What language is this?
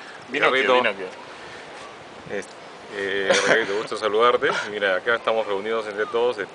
Spanish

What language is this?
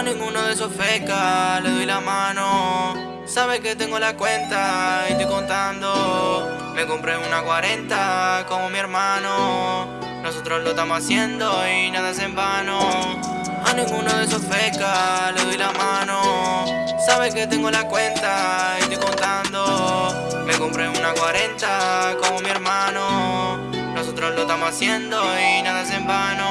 Italian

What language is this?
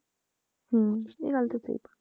Punjabi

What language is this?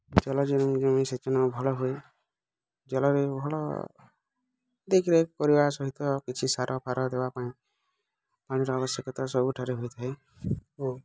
Odia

